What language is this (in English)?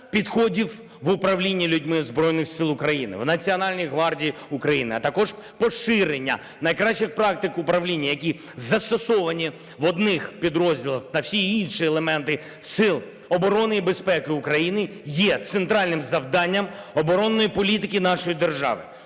Ukrainian